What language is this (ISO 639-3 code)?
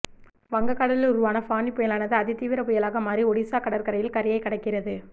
tam